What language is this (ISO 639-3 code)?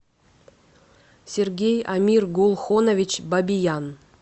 rus